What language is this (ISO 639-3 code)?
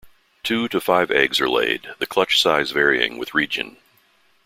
eng